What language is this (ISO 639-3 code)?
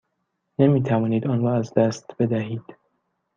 fas